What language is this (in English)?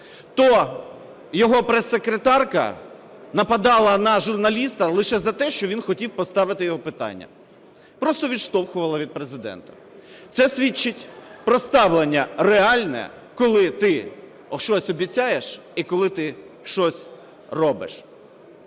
Ukrainian